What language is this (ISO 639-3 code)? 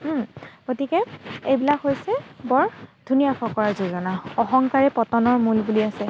asm